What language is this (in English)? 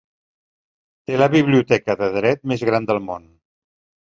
Catalan